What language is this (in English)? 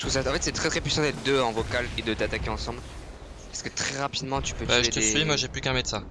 French